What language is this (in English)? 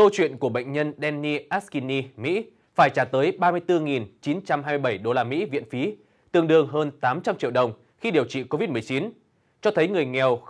Vietnamese